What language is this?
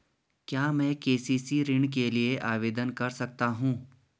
Hindi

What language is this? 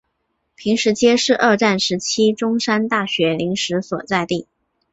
Chinese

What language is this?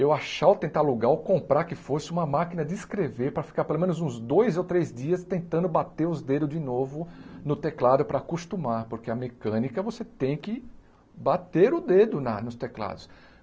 Portuguese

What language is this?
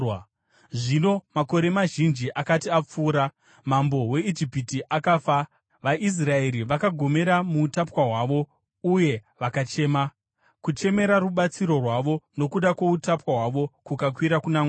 Shona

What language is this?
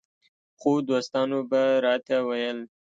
Pashto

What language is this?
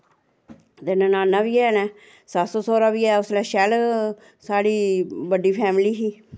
Dogri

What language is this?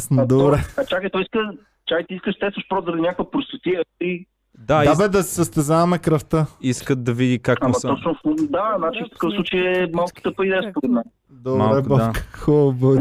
Bulgarian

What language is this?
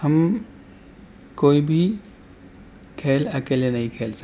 Urdu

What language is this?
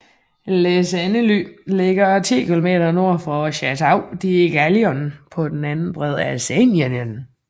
Danish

